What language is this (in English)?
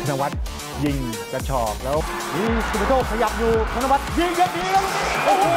Thai